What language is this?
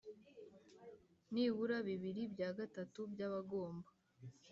Kinyarwanda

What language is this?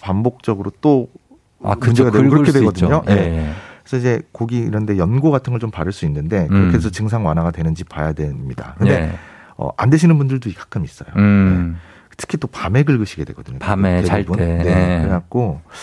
Korean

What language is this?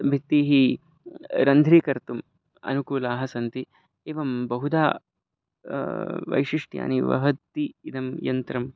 Sanskrit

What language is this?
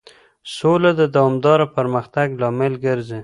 Pashto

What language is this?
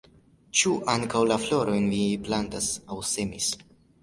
Esperanto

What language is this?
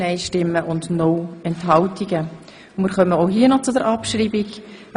Swiss German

